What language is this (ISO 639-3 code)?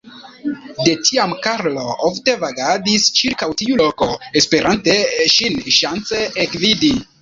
epo